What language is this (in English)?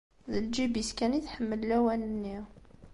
Kabyle